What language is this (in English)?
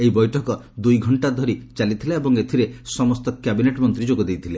Odia